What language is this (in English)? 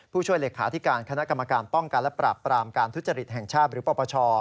Thai